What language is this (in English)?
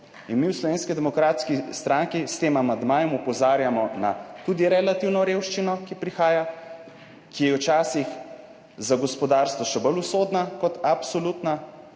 Slovenian